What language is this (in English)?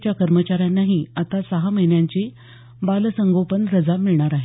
Marathi